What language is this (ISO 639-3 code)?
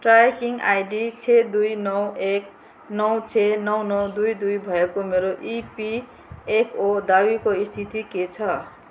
nep